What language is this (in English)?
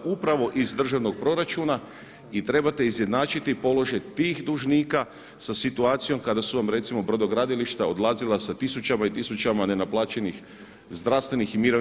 Croatian